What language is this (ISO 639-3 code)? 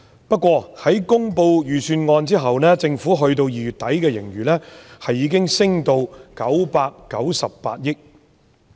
yue